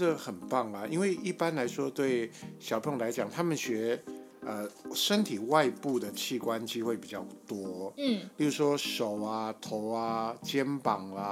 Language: Chinese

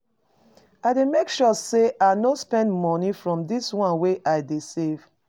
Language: Nigerian Pidgin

